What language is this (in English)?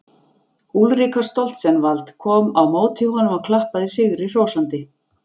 Icelandic